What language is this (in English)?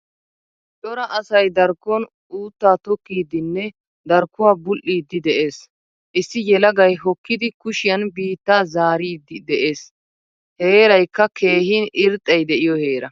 Wolaytta